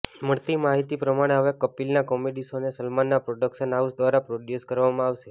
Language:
Gujarati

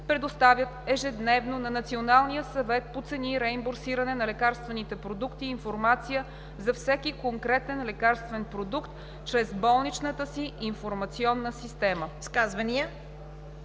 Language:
Bulgarian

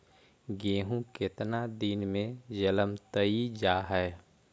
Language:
Magahi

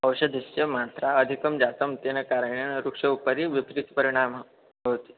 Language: Sanskrit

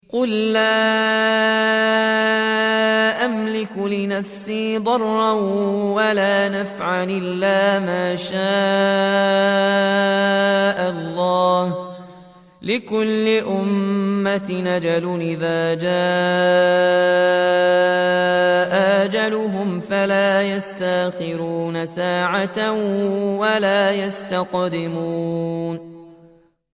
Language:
Arabic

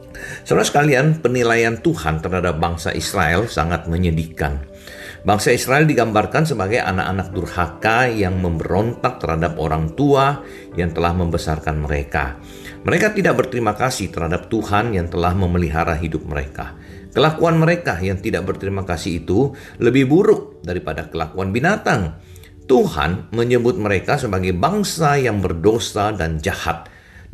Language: Indonesian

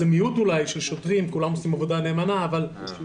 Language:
Hebrew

